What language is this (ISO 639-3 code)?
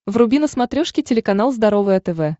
rus